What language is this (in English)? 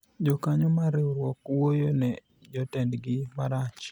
Luo (Kenya and Tanzania)